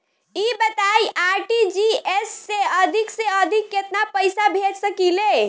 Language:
Bhojpuri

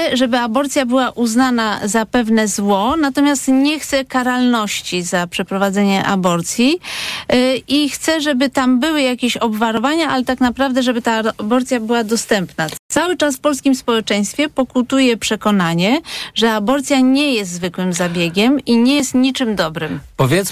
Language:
Polish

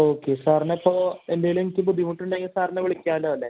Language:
Malayalam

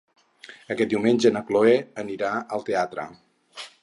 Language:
Catalan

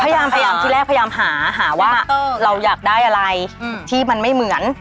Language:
Thai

